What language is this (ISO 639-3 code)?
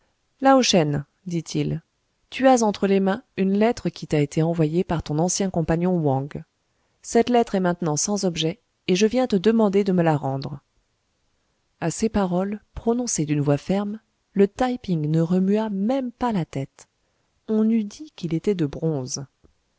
fra